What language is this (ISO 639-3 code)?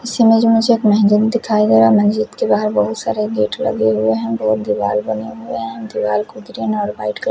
hin